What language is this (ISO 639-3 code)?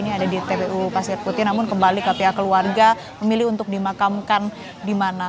ind